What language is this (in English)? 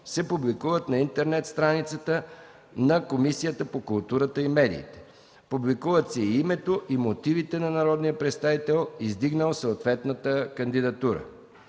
Bulgarian